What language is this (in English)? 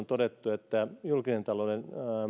Finnish